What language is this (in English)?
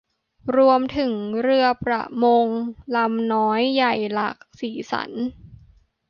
Thai